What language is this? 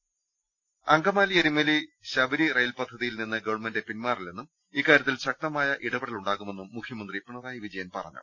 Malayalam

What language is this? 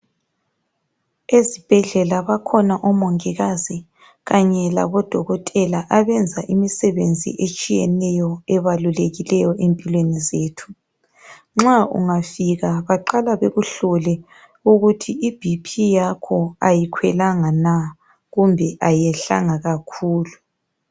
North Ndebele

